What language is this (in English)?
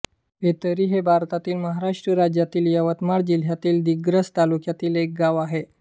Marathi